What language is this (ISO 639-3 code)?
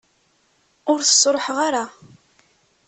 kab